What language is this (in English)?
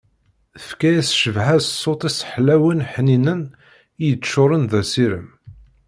Kabyle